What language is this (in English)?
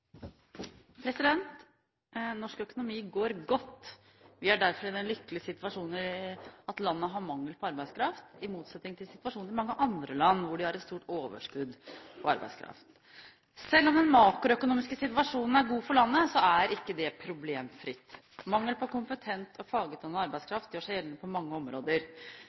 Norwegian Bokmål